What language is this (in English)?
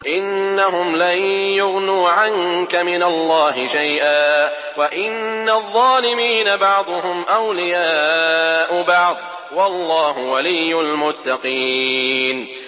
Arabic